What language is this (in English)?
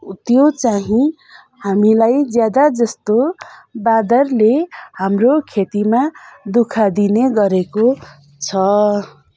Nepali